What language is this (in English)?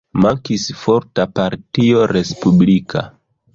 Esperanto